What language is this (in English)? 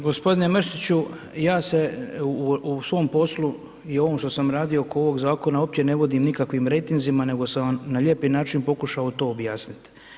Croatian